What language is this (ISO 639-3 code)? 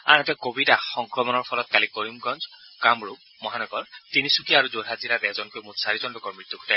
asm